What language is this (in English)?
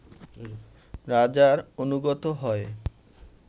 Bangla